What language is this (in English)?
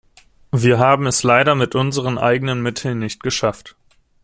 German